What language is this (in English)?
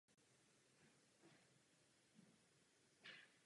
Czech